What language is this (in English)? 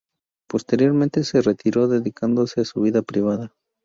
Spanish